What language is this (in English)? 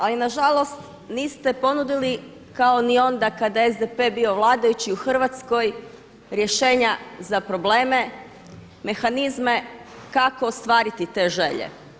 Croatian